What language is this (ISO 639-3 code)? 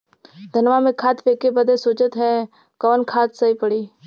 bho